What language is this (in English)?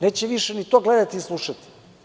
Serbian